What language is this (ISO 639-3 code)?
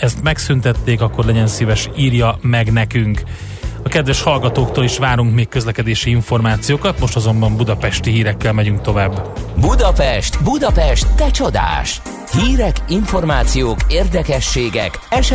hun